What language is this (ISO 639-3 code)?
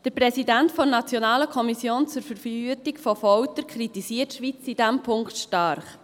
gsw